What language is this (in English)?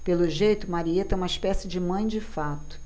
Portuguese